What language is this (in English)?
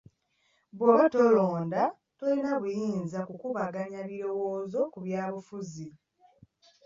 Ganda